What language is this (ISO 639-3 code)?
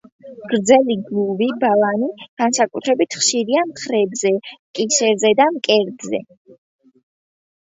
kat